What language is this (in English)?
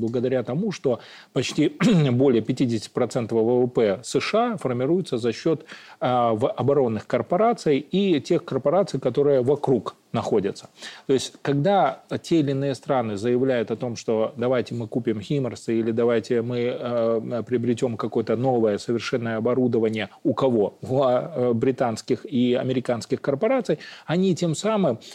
Russian